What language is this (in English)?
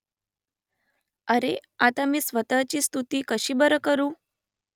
Marathi